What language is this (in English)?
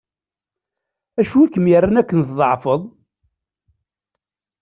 Kabyle